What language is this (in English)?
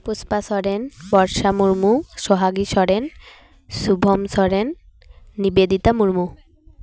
Santali